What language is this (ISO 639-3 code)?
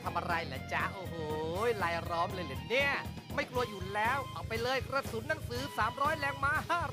tha